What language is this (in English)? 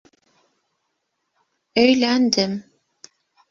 Bashkir